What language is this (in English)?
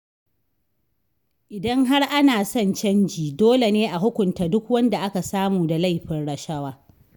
Hausa